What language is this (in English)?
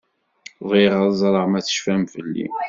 Kabyle